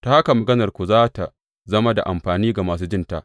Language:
Hausa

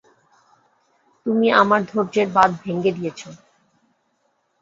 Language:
Bangla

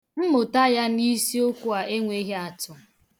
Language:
Igbo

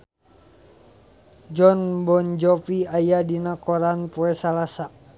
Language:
Sundanese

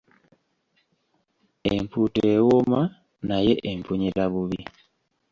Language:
Ganda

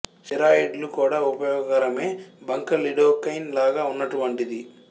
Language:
Telugu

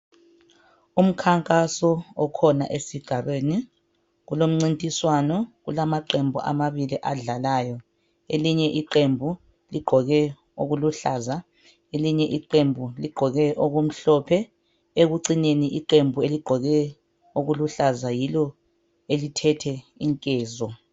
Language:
North Ndebele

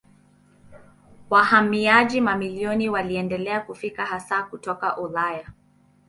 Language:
Swahili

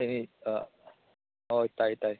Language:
Manipuri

